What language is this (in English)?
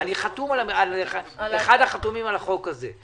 Hebrew